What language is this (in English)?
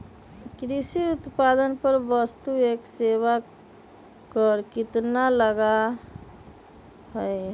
Magahi